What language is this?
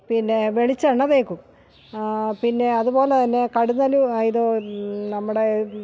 Malayalam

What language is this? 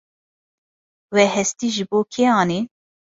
Kurdish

